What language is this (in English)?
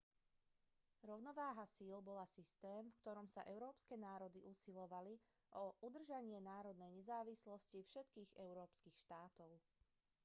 Slovak